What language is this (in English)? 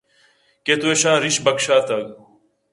Eastern Balochi